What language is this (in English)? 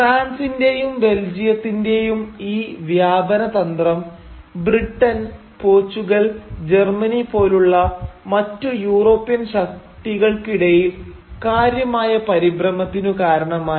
Malayalam